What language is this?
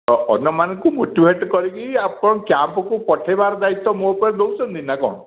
Odia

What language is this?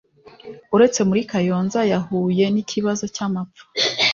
Kinyarwanda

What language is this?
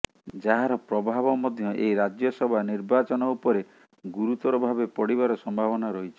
Odia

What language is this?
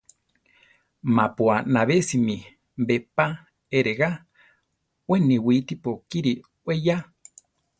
Central Tarahumara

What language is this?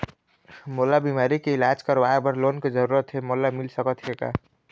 Chhattisgarhi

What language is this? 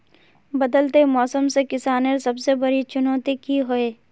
Magahi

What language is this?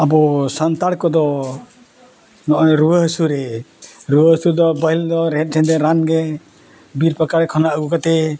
Santali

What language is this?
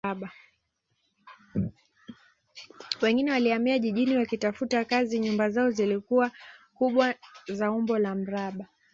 Swahili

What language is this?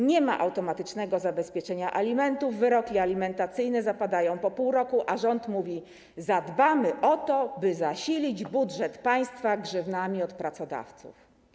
Polish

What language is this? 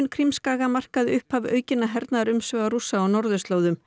Icelandic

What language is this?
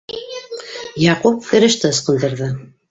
Bashkir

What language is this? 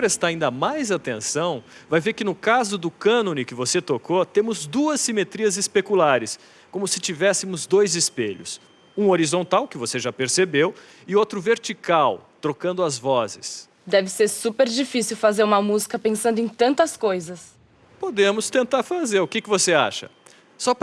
Portuguese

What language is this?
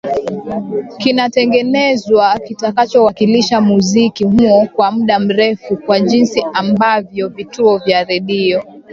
Swahili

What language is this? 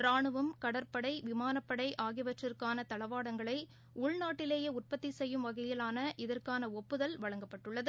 Tamil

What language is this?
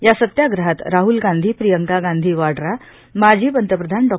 Marathi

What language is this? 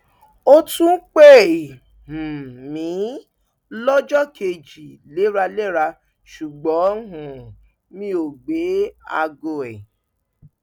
Yoruba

